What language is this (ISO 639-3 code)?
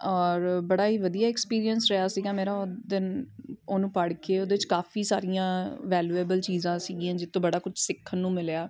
pan